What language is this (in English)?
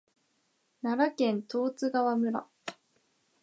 Japanese